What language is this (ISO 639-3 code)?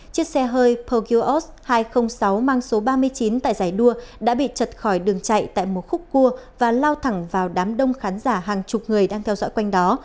vie